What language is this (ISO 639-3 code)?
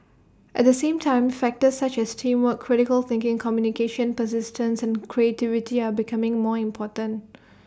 eng